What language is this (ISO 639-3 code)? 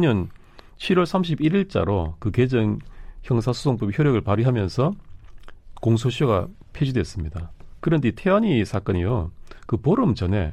kor